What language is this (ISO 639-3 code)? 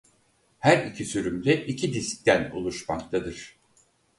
tur